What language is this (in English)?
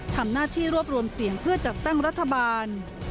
Thai